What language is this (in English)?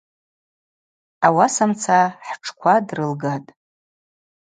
Abaza